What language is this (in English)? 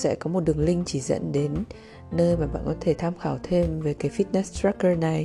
Vietnamese